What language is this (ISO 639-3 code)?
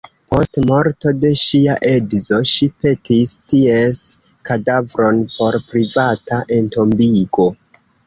epo